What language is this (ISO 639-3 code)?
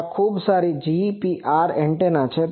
guj